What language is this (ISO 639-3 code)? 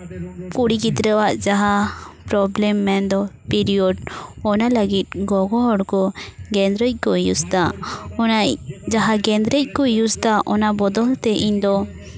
sat